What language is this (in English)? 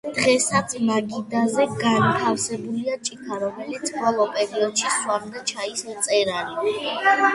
Georgian